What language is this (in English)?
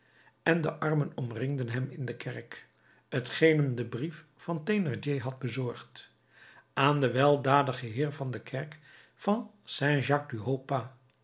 Dutch